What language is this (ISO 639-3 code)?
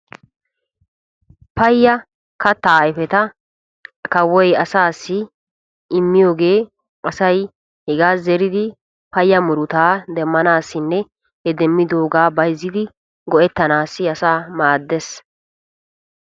wal